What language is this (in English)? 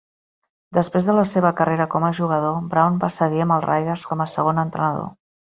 Catalan